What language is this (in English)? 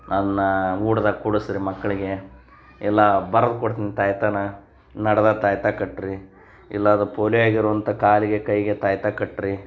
Kannada